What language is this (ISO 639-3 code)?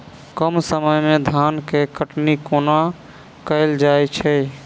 mai